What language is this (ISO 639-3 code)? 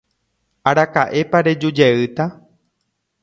grn